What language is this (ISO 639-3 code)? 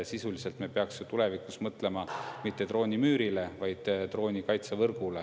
est